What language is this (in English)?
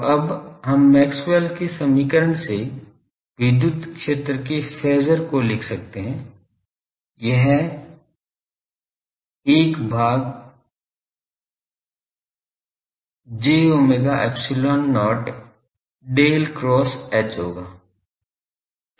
Hindi